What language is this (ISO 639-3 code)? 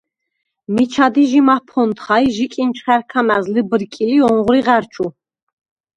sva